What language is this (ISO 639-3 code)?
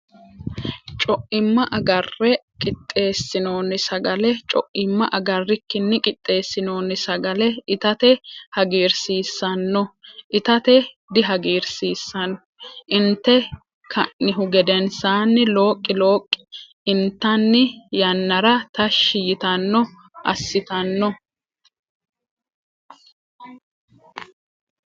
sid